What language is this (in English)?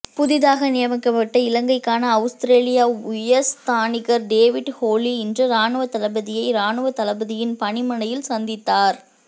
Tamil